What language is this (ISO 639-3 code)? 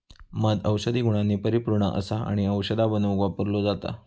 mar